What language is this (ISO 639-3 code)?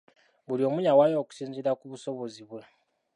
lug